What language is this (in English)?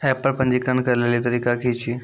Maithili